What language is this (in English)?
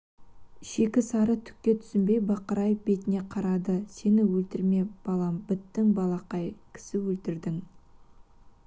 Kazakh